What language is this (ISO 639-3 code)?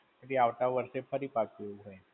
guj